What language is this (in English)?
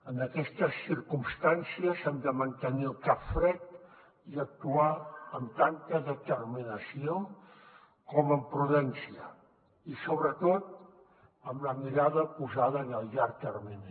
Catalan